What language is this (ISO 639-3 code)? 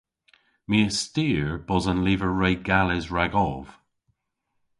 cor